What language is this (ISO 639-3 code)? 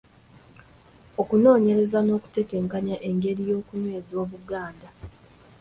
lug